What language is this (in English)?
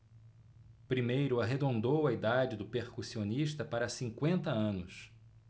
Portuguese